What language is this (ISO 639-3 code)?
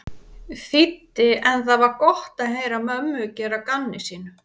isl